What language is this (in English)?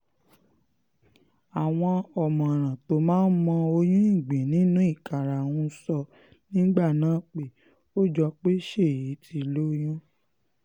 Yoruba